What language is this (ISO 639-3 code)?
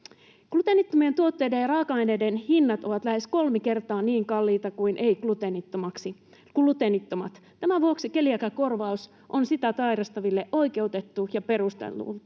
fin